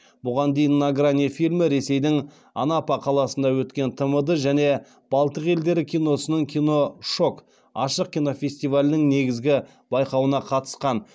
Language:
Kazakh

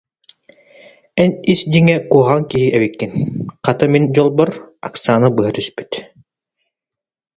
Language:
Yakut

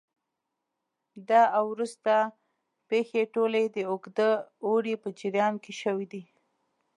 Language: Pashto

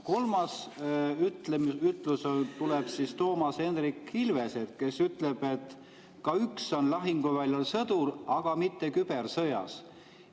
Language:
Estonian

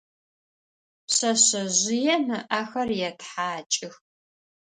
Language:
Adyghe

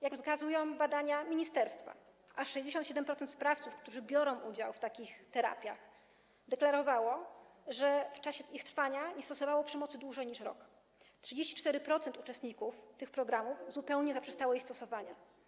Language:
Polish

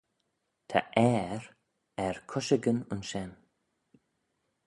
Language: Manx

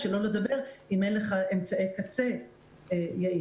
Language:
Hebrew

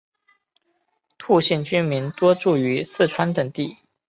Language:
Chinese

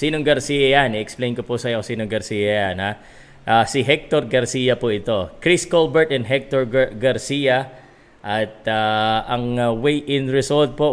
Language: Filipino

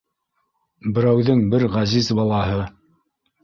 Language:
Bashkir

